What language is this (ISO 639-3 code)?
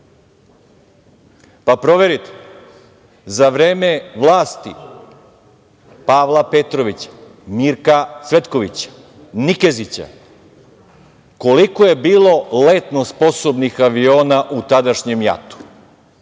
srp